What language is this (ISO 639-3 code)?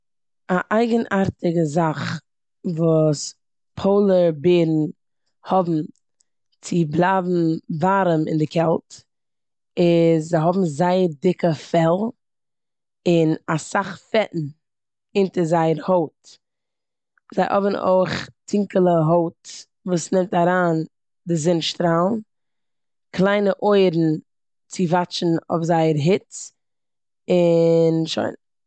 yid